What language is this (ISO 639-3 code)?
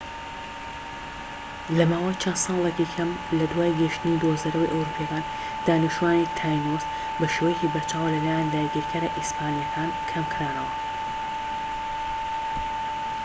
ckb